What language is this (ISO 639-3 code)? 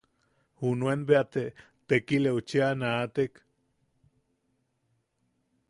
yaq